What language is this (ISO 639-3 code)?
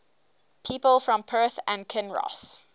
eng